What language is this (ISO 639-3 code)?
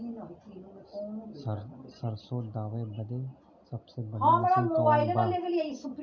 bho